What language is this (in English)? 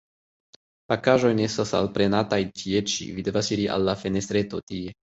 Esperanto